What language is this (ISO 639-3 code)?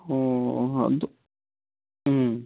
mni